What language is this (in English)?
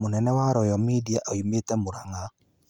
Kikuyu